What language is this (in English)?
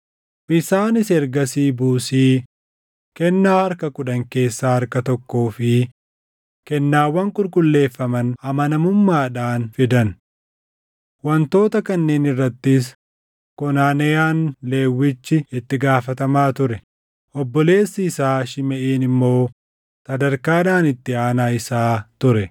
Oromo